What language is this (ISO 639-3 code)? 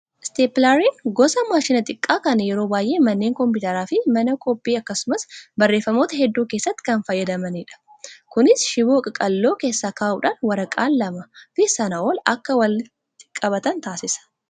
orm